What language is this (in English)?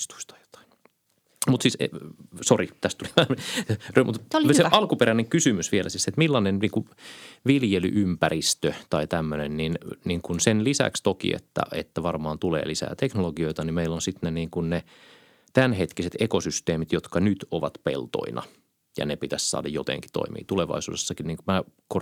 Finnish